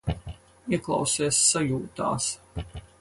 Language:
Latvian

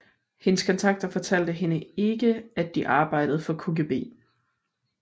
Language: Danish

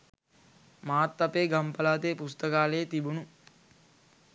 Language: Sinhala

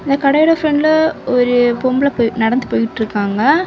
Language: Tamil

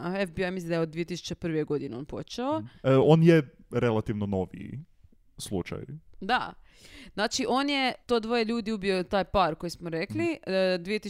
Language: Croatian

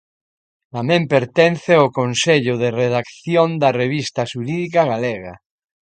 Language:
Galician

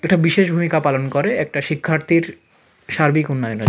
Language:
Bangla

